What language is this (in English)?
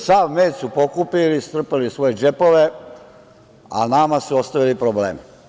Serbian